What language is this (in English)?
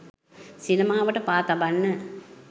Sinhala